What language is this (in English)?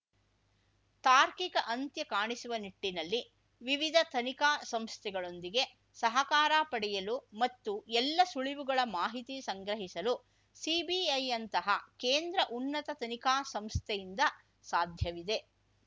Kannada